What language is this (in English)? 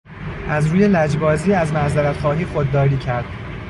Persian